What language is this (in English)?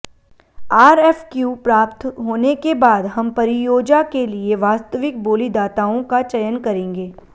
Hindi